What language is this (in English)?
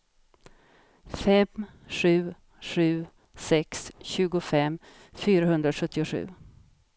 Swedish